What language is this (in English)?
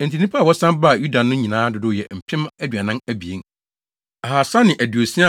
Akan